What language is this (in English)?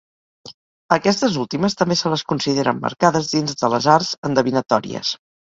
Catalan